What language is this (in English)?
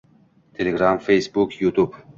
Uzbek